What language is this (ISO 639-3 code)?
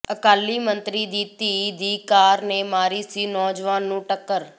pan